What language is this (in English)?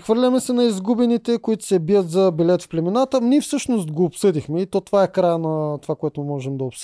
Bulgarian